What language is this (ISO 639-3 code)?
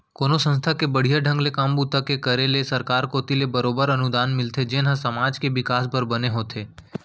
hne